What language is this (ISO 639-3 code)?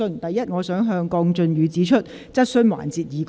yue